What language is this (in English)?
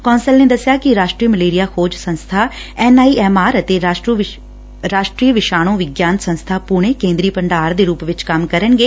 Punjabi